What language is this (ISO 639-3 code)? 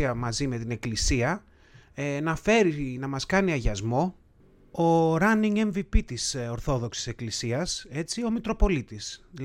ell